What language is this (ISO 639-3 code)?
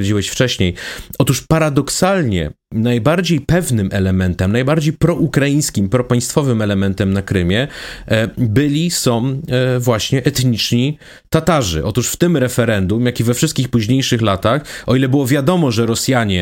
pol